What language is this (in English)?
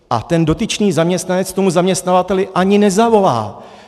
Czech